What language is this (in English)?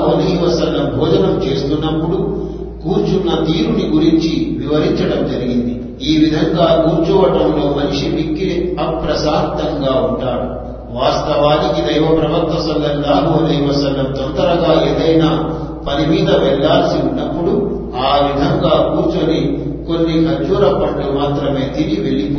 Telugu